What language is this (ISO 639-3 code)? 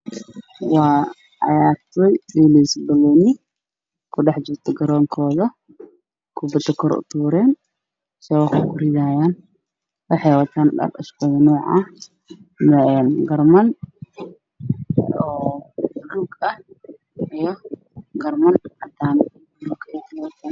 som